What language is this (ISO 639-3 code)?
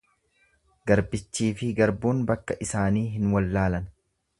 orm